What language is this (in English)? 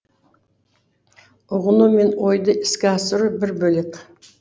Kazakh